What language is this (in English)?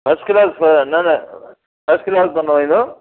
Sindhi